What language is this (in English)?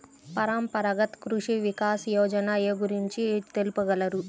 Telugu